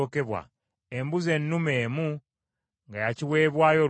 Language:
Ganda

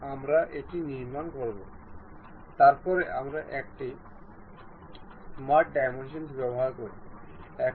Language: Bangla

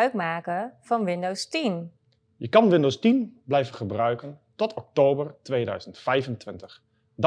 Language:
Dutch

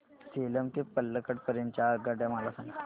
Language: Marathi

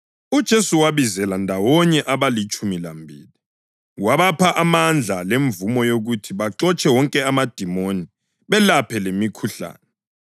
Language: North Ndebele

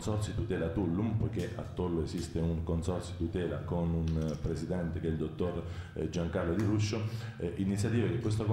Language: Italian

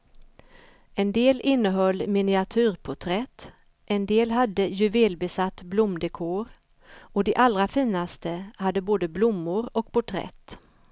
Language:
Swedish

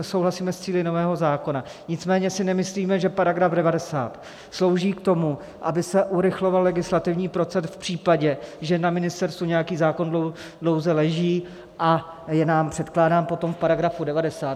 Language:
Czech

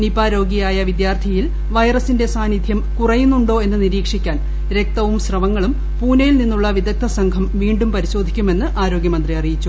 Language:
Malayalam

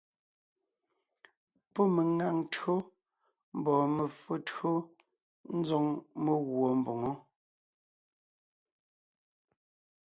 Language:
Ngiemboon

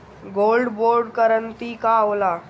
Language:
Bhojpuri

